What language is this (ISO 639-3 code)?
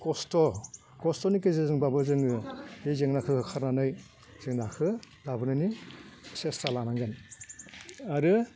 brx